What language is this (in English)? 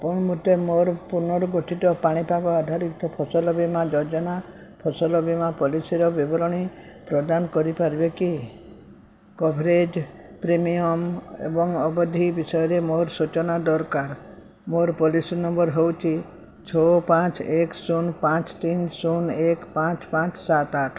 Odia